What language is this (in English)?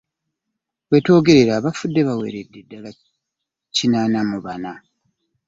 Ganda